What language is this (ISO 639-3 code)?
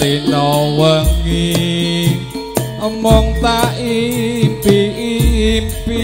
ind